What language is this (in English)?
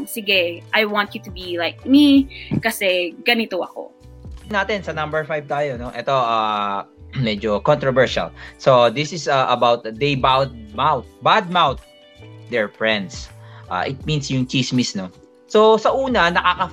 Filipino